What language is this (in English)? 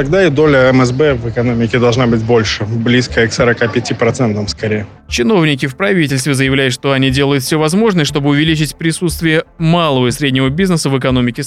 Russian